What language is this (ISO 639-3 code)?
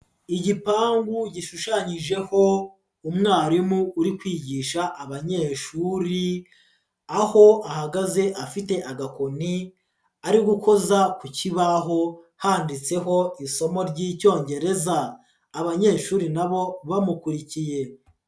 kin